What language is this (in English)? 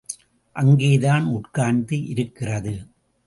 Tamil